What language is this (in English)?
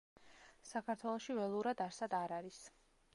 Georgian